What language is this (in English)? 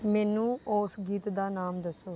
Punjabi